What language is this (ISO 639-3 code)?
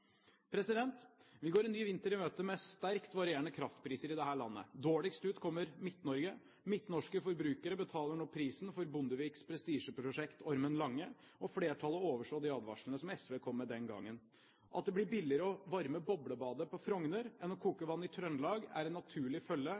nob